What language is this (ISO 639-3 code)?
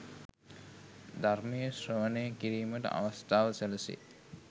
sin